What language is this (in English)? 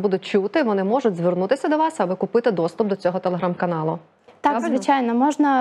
Ukrainian